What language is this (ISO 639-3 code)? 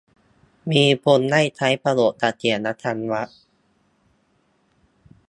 tha